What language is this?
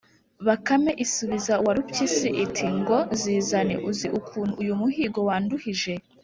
Kinyarwanda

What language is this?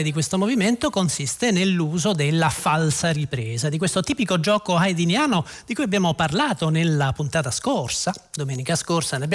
Italian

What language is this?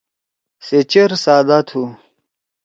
Torwali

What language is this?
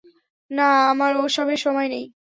Bangla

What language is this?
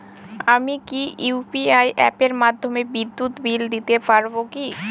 Bangla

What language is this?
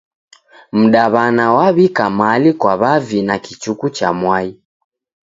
Taita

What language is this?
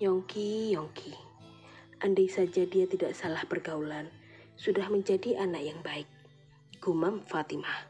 Indonesian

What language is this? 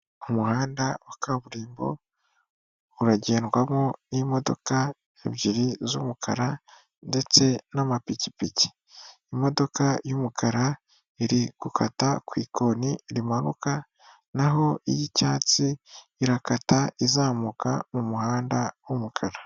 Kinyarwanda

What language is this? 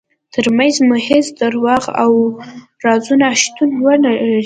Pashto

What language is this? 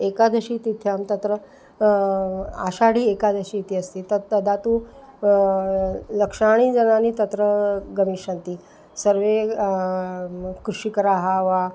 Sanskrit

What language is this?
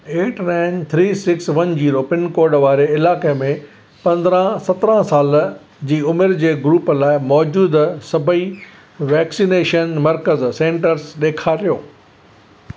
Sindhi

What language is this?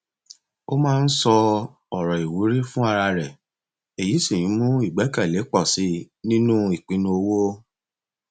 Yoruba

